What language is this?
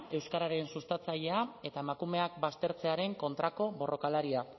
Basque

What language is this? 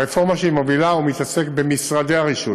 Hebrew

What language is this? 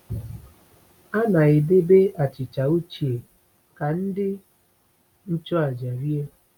Igbo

